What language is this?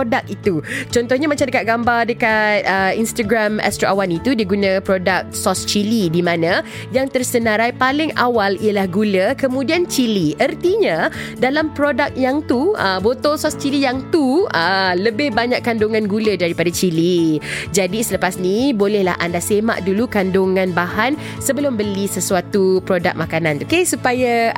Malay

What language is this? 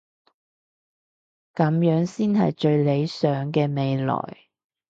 Cantonese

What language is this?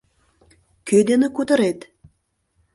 Mari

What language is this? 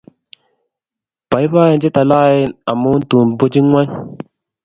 Kalenjin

